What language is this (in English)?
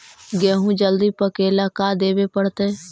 Magahi